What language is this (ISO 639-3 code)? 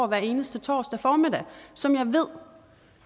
dan